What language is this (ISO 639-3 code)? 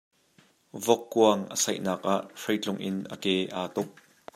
cnh